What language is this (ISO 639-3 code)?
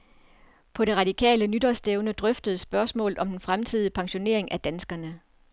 dan